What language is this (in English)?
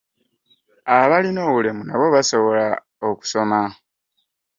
Ganda